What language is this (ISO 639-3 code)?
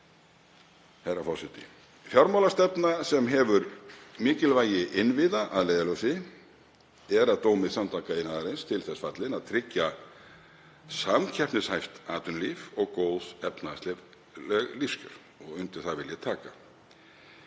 isl